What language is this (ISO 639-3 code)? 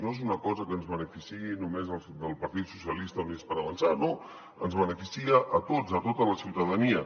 cat